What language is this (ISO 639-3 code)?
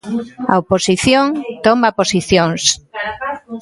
glg